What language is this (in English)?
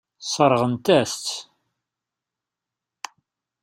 Kabyle